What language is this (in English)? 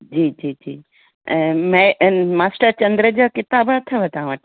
Sindhi